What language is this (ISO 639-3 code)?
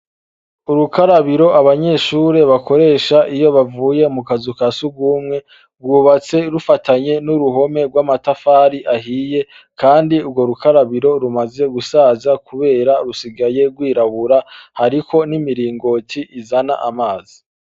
run